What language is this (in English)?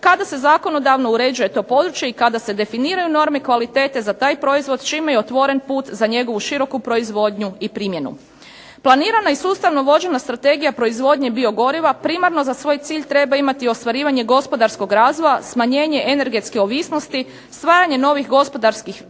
Croatian